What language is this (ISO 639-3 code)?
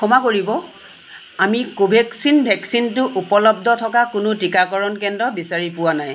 asm